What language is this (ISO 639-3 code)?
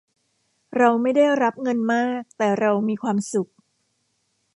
tha